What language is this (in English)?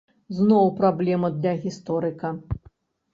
Belarusian